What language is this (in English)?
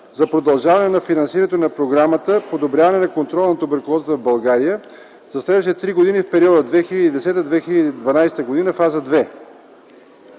Bulgarian